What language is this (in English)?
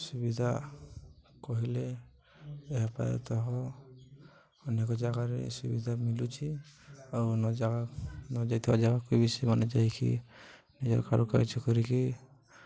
Odia